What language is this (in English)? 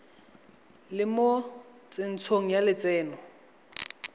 Tswana